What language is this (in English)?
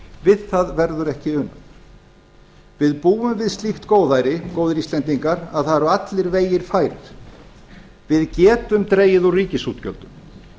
Icelandic